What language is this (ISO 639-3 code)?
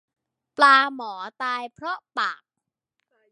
tha